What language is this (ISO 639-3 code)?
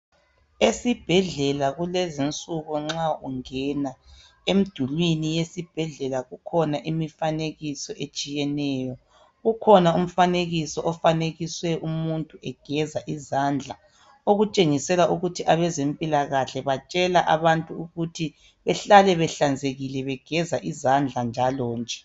nde